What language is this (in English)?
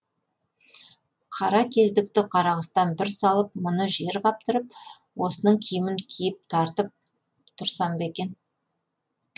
Kazakh